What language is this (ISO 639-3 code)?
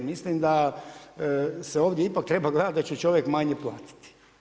hrv